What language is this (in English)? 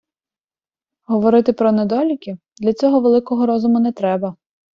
Ukrainian